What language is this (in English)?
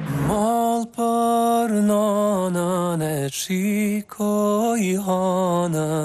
Romanian